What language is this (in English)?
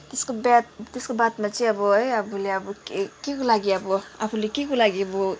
Nepali